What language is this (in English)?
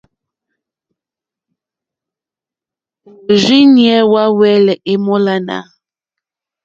Mokpwe